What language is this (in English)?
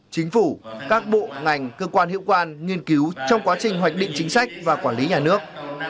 Vietnamese